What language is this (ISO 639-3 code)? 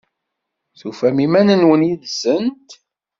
kab